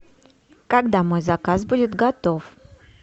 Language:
Russian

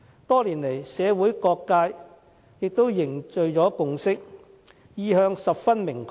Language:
Cantonese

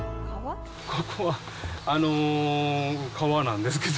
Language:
Japanese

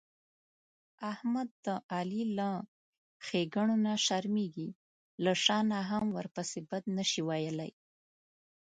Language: Pashto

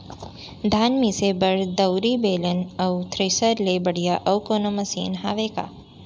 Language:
Chhattisgarhi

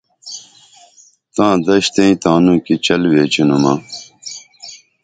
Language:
Dameli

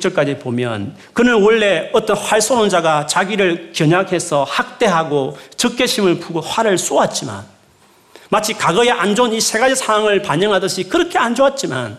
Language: Korean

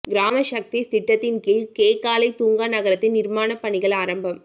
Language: Tamil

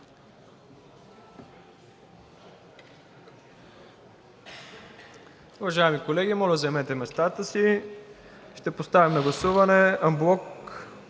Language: Bulgarian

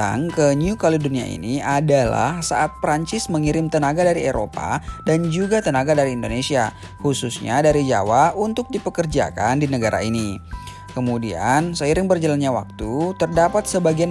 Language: Indonesian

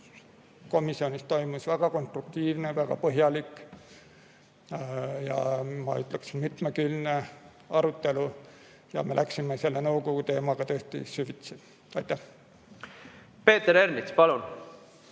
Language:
Estonian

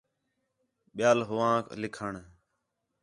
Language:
Khetrani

